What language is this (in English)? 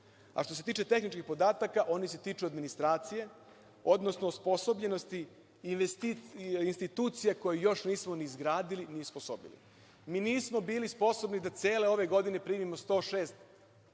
Serbian